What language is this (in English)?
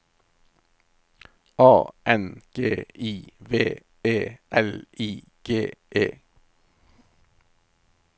Norwegian